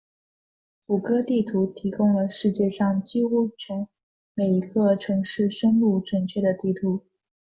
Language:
Chinese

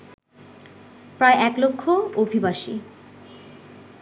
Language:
Bangla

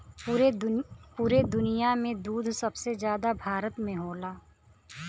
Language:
Bhojpuri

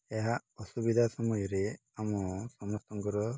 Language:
Odia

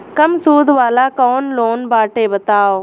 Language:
Bhojpuri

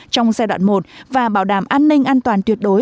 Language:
Vietnamese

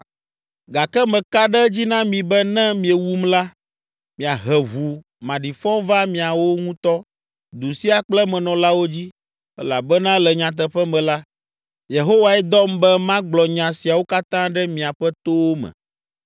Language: Ewe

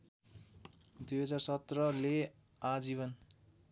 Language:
Nepali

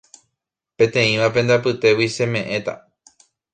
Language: Guarani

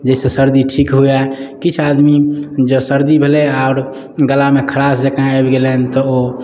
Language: Maithili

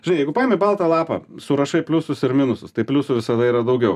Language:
Lithuanian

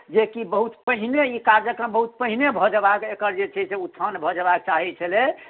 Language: Maithili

